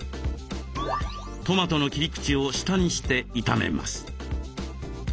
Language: Japanese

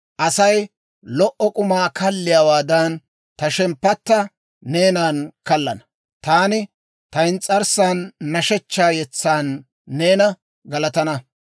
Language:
Dawro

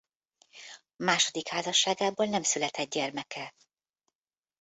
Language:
Hungarian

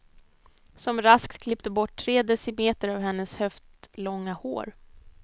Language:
Swedish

